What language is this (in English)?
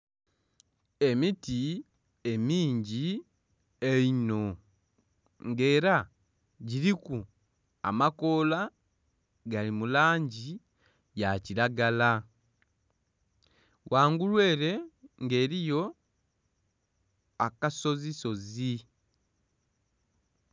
Soga